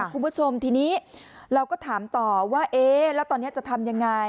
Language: Thai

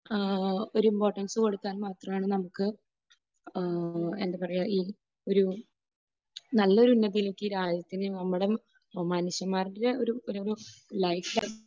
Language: Malayalam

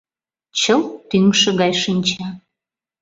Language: Mari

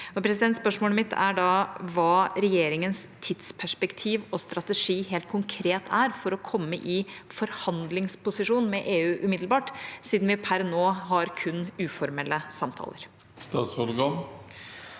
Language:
Norwegian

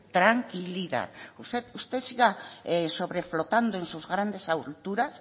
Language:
Spanish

